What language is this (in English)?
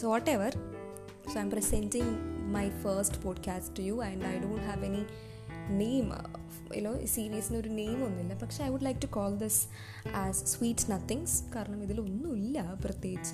Malayalam